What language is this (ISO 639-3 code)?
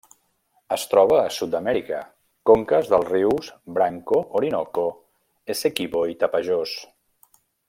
cat